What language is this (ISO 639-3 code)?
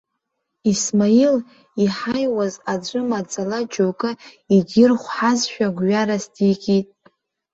abk